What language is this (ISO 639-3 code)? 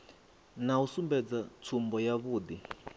ven